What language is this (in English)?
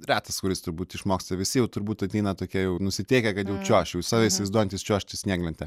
Lithuanian